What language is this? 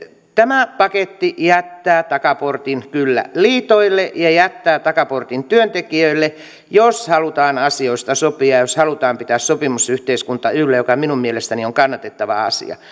Finnish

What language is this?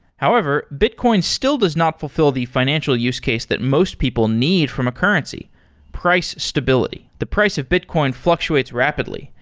English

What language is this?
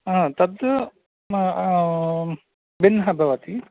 Sanskrit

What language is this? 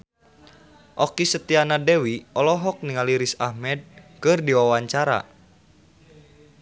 Sundanese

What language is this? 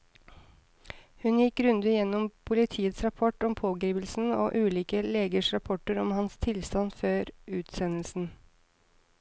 Norwegian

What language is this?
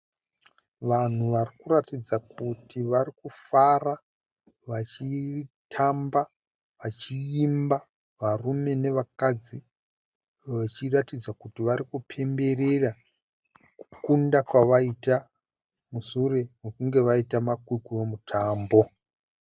Shona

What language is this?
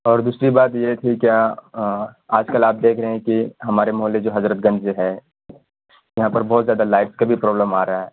Urdu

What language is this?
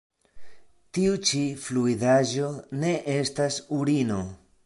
Esperanto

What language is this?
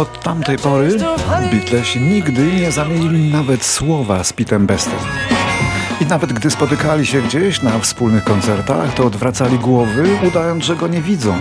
Polish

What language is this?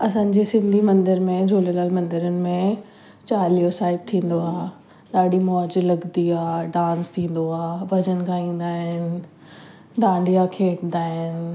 Sindhi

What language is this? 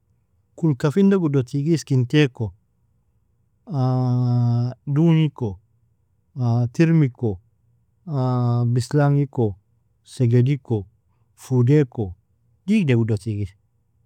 Nobiin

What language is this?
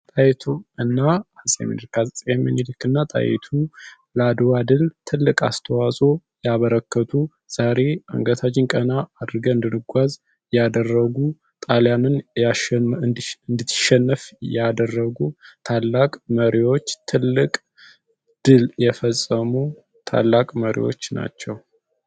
Amharic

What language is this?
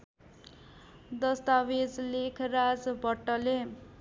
Nepali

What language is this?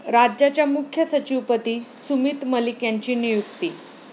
Marathi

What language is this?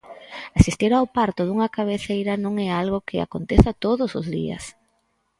Galician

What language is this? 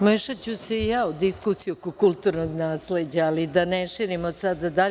Serbian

